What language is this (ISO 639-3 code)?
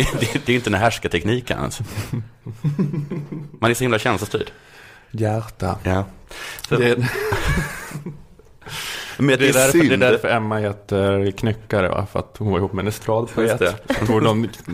swe